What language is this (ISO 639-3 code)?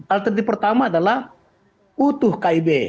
ind